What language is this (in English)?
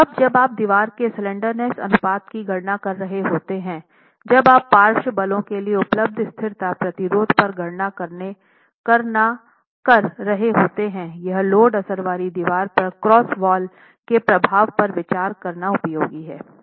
Hindi